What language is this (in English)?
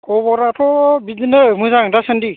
Bodo